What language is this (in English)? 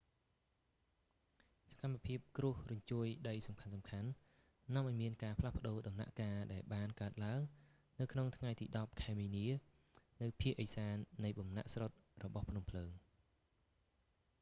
Khmer